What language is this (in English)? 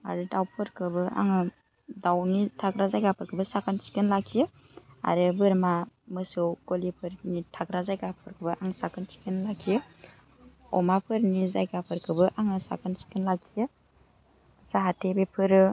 Bodo